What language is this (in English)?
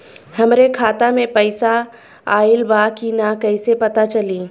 Bhojpuri